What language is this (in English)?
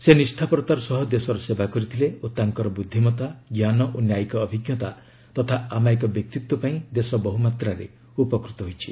Odia